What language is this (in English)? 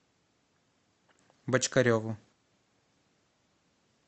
Russian